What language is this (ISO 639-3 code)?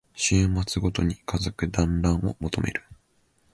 jpn